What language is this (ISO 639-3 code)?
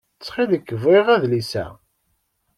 kab